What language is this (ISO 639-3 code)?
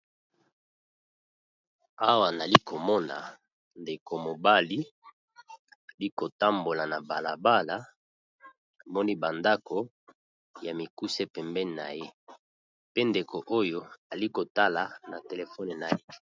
lin